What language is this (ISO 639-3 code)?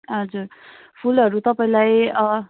nep